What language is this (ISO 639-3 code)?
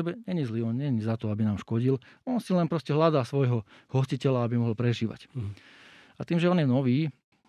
slk